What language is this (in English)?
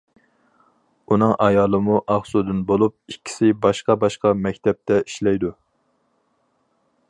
Uyghur